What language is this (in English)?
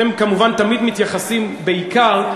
Hebrew